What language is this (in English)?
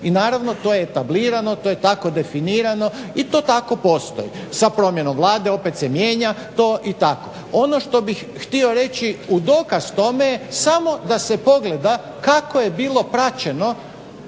Croatian